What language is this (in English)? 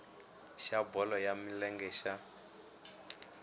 Tsonga